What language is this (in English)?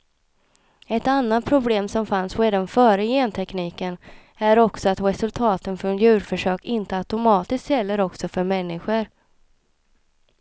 Swedish